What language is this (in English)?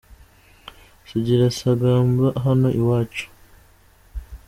Kinyarwanda